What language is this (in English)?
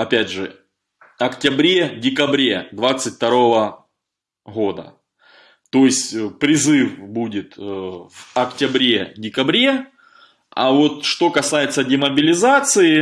Russian